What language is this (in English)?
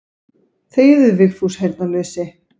Icelandic